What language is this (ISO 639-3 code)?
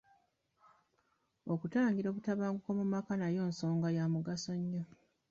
lug